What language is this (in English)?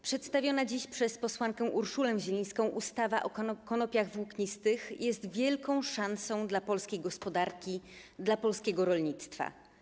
Polish